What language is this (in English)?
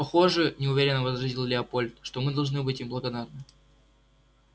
Russian